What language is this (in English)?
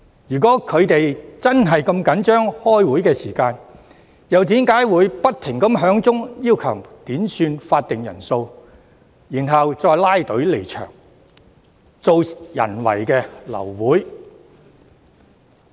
Cantonese